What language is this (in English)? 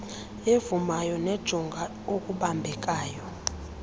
Xhosa